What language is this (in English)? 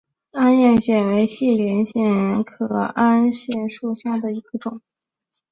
Chinese